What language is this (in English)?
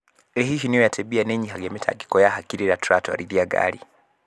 Kikuyu